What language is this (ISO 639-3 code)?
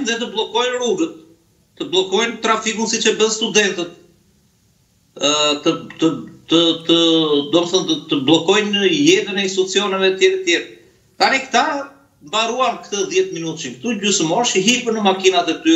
ron